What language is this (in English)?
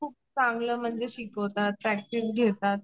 Marathi